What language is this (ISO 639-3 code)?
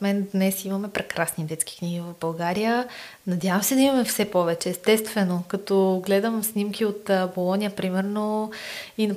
bul